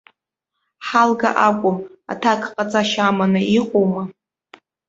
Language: Abkhazian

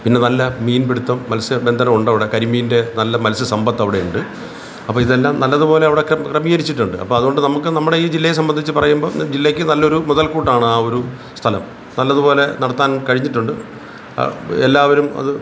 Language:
Malayalam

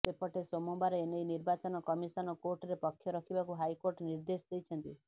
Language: Odia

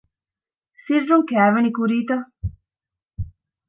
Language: Divehi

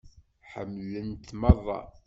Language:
Kabyle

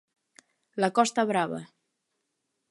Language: Galician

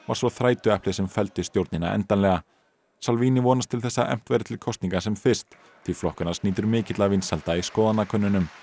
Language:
Icelandic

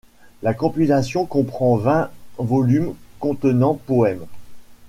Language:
French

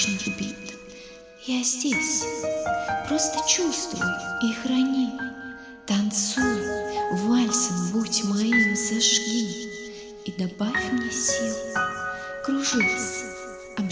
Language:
Russian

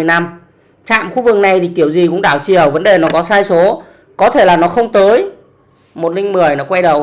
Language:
Vietnamese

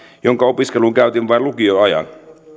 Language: Finnish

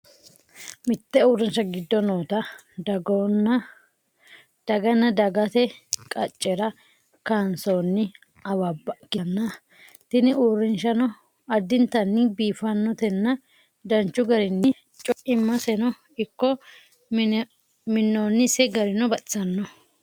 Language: Sidamo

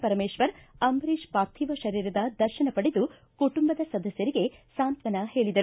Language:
Kannada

